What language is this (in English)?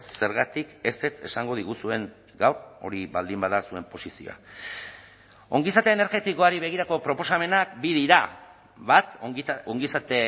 Basque